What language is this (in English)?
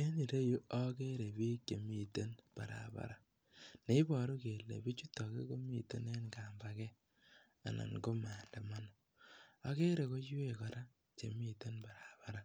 Kalenjin